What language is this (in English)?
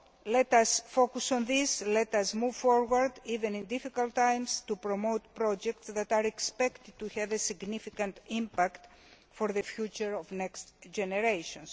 English